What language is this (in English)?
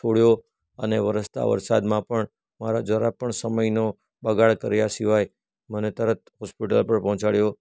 Gujarati